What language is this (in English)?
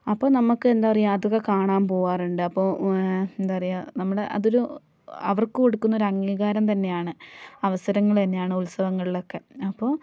Malayalam